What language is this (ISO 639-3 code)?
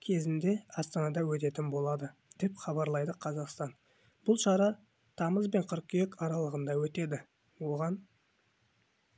kaz